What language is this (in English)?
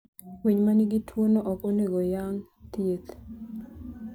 Luo (Kenya and Tanzania)